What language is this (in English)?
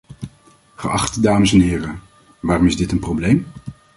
Dutch